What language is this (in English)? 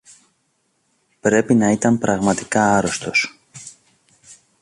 Greek